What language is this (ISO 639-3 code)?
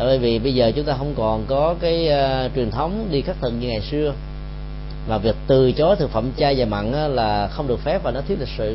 vie